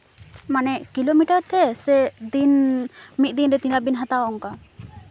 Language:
Santali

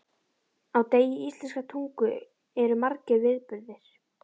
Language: Icelandic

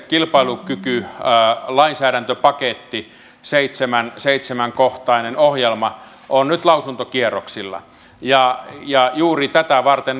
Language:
Finnish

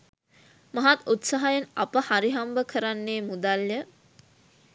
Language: Sinhala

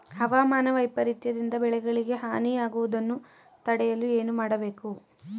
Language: Kannada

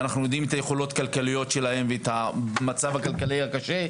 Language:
Hebrew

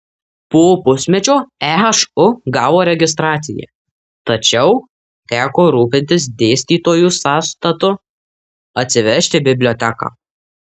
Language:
Lithuanian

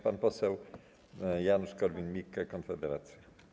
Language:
Polish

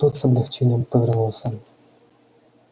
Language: Russian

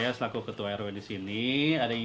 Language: Indonesian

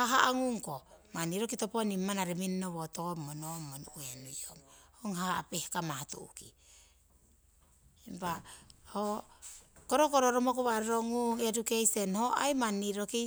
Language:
Siwai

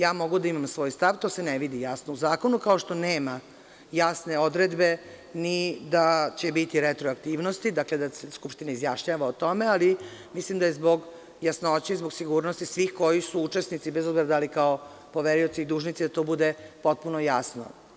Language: Serbian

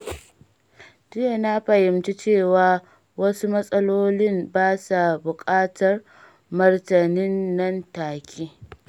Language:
Hausa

